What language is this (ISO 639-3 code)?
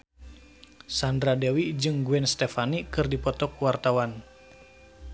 sun